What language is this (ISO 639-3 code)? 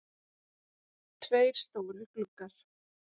isl